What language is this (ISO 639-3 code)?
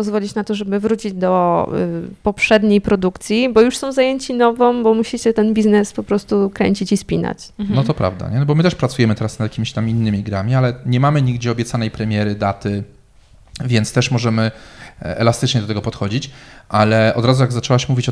pol